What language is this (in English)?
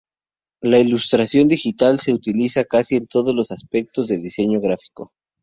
Spanish